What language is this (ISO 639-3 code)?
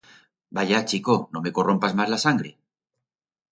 arg